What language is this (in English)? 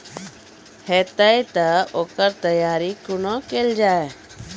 Maithili